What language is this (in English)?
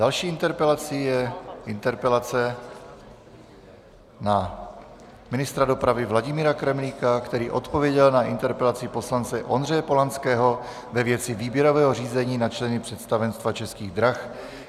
Czech